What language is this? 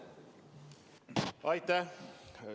Estonian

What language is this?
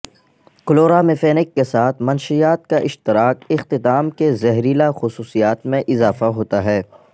Urdu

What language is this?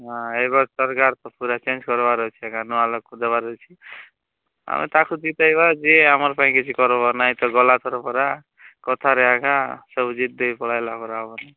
Odia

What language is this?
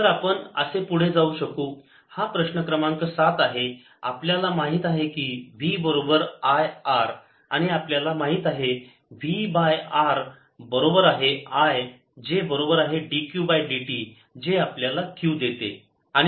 Marathi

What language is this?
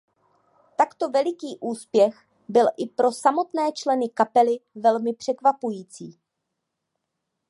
Czech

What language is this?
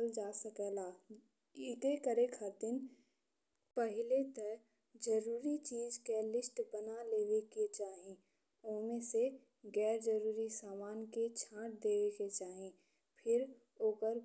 Bhojpuri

